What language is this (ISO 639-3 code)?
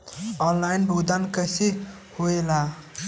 bho